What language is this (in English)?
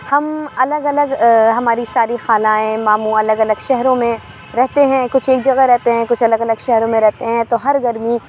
Urdu